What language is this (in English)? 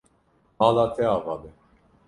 Kurdish